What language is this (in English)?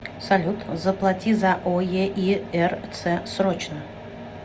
Russian